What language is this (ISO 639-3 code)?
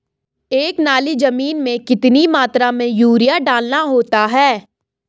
hin